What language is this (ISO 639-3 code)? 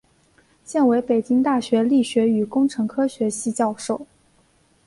zho